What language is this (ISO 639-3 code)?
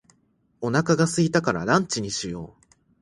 jpn